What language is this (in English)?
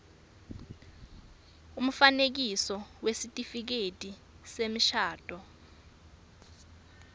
Swati